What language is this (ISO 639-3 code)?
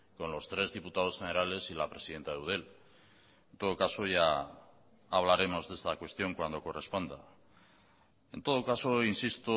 spa